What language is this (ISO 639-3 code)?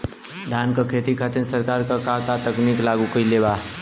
bho